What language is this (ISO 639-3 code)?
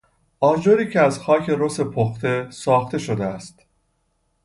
fas